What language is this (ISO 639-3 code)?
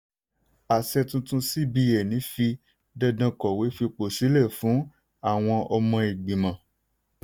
yor